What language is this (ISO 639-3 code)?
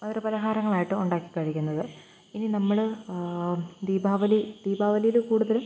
mal